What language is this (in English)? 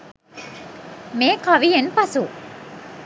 Sinhala